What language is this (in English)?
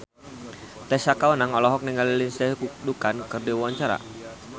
Sundanese